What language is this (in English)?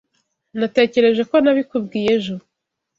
Kinyarwanda